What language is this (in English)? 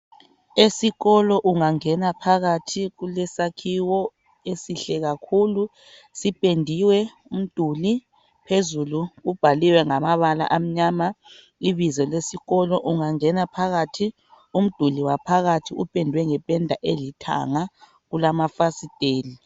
North Ndebele